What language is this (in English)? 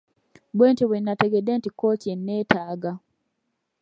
Ganda